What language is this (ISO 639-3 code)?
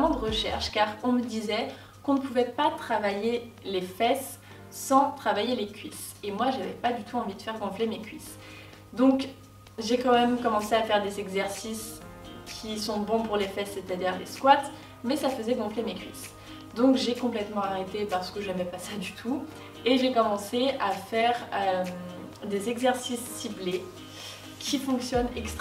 fra